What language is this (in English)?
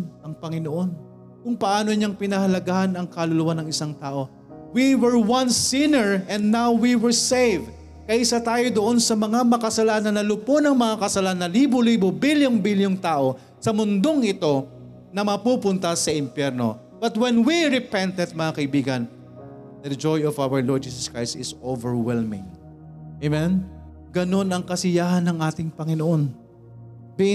Filipino